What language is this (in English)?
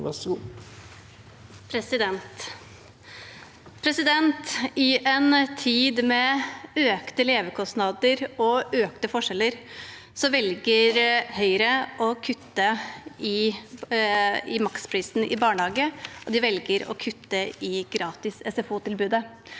Norwegian